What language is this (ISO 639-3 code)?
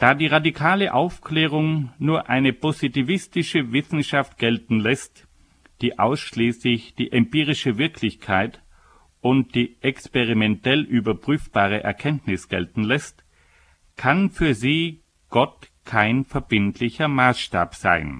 deu